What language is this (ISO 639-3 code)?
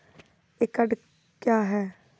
mai